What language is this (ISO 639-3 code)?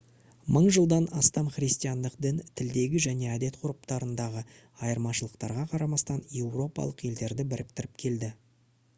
kaz